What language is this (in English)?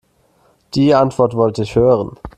German